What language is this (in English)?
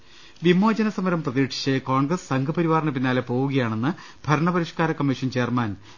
Malayalam